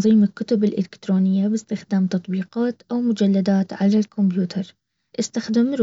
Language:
Baharna Arabic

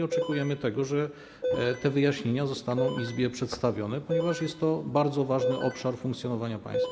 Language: Polish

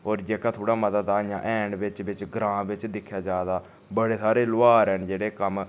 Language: Dogri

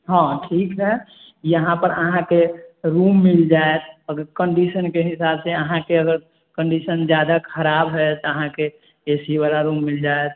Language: Maithili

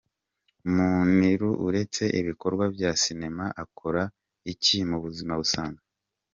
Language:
Kinyarwanda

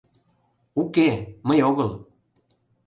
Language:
Mari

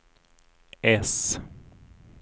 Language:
Swedish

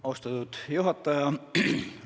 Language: Estonian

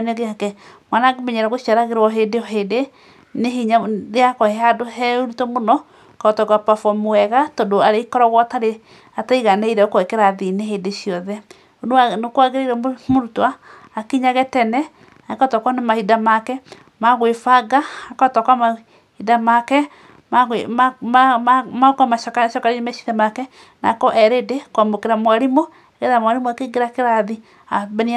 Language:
Kikuyu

